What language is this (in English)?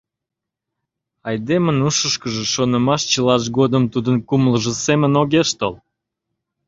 Mari